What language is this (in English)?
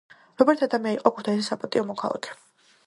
Georgian